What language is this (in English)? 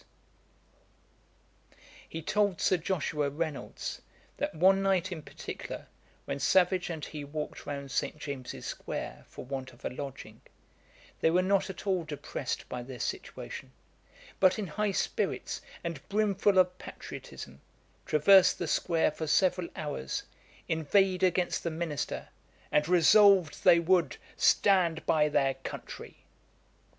English